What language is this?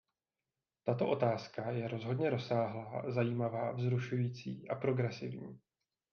Czech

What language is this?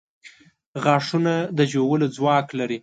Pashto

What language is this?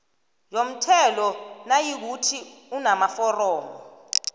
South Ndebele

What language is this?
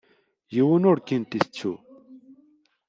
Kabyle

